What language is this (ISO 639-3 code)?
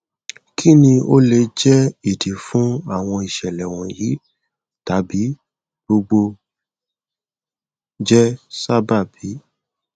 yor